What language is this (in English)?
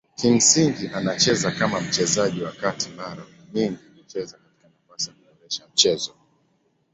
Swahili